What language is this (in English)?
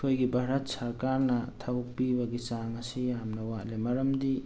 Manipuri